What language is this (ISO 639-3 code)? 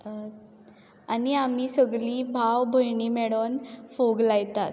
kok